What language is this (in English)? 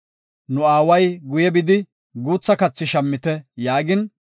Gofa